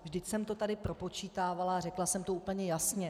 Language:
Czech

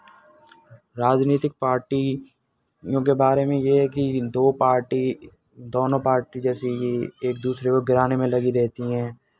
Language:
Hindi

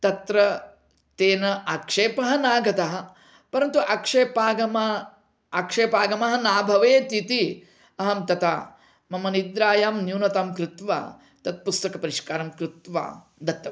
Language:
Sanskrit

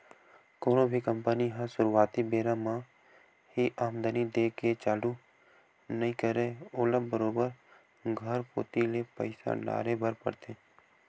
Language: Chhattisgarhi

